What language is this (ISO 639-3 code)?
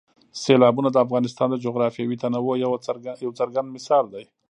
pus